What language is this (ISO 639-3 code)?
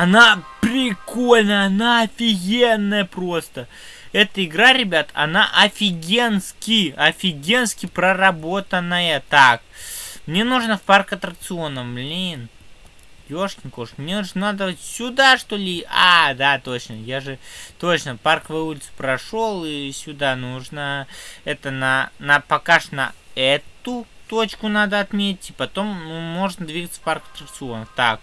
rus